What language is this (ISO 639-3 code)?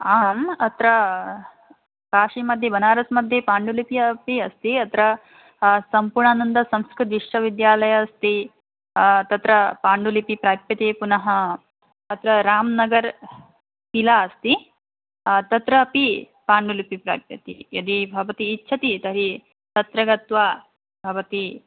san